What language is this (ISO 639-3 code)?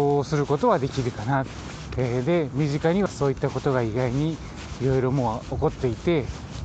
jpn